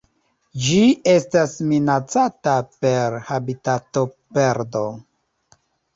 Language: Esperanto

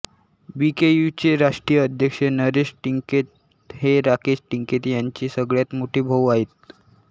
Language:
Marathi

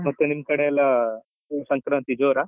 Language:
Kannada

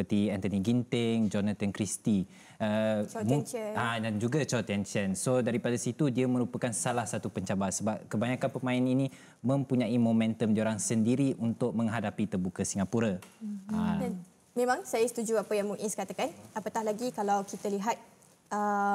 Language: Malay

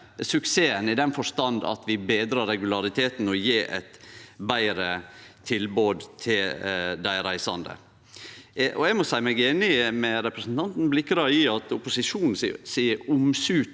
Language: Norwegian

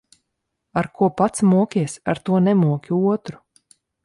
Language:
Latvian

